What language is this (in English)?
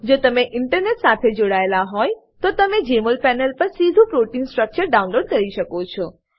Gujarati